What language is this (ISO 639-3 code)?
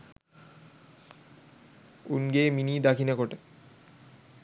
sin